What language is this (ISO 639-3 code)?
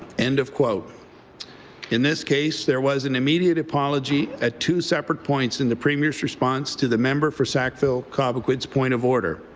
eng